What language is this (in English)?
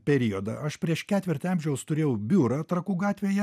Lithuanian